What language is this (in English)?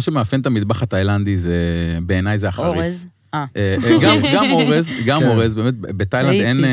Hebrew